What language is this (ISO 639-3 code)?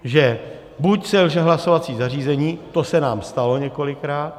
ces